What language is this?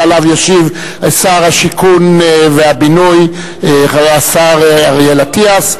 Hebrew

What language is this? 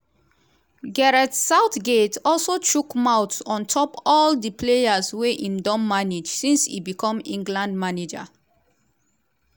Nigerian Pidgin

